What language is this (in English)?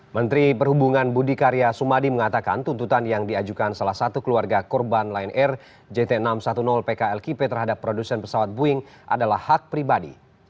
Indonesian